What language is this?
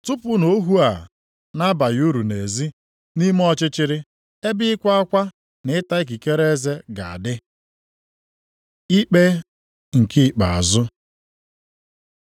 Igbo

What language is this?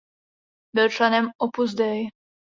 Czech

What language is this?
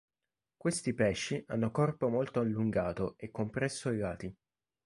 Italian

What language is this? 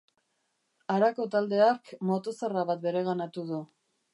Basque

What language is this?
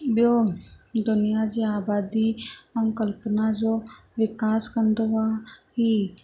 Sindhi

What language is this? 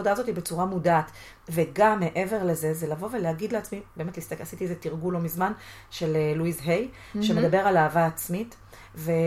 Hebrew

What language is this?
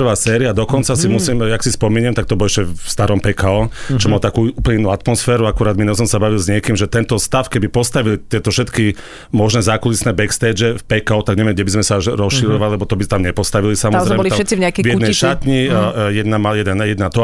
Slovak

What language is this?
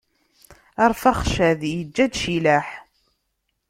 Kabyle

